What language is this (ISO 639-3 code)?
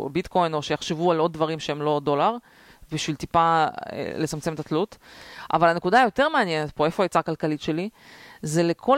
heb